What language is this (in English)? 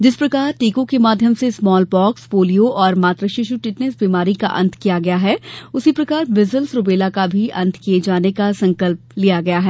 Hindi